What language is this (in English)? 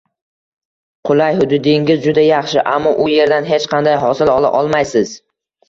Uzbek